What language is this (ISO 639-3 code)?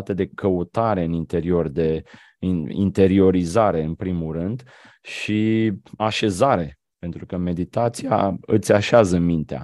ron